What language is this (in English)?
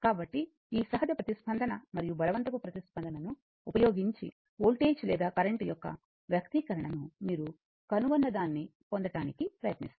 Telugu